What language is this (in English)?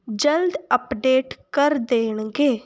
Punjabi